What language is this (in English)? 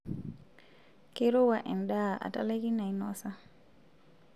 Masai